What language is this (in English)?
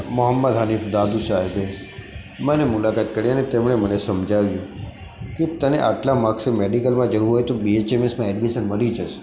Gujarati